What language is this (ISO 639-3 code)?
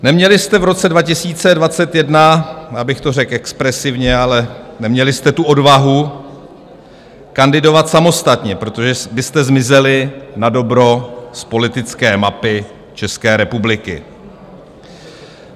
ces